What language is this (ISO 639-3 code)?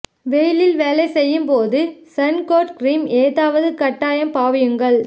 tam